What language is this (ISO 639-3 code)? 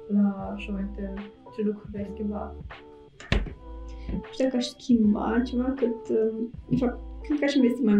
ron